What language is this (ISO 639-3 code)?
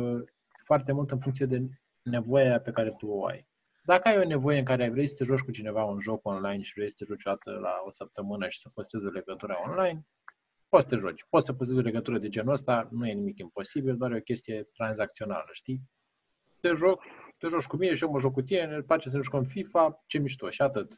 ron